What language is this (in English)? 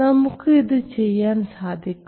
Malayalam